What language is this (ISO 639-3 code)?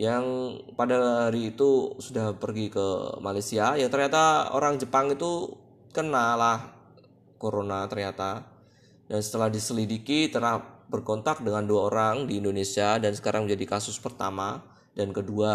ind